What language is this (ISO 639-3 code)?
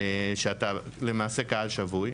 heb